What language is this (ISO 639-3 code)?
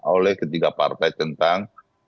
ind